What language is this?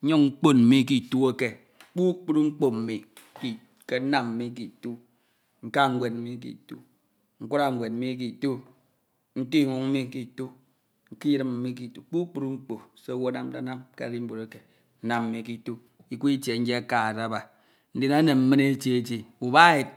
Ito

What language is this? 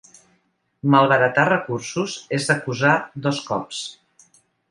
Catalan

